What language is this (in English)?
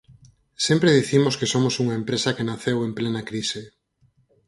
Galician